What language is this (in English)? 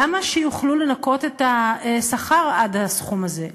Hebrew